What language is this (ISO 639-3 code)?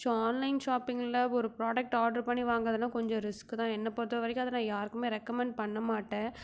tam